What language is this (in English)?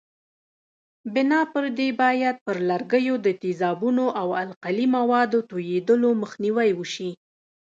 Pashto